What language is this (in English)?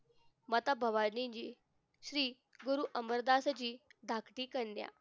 Marathi